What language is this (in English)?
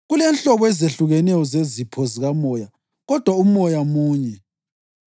North Ndebele